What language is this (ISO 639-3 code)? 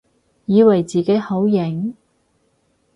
yue